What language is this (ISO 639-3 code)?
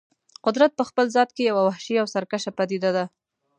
pus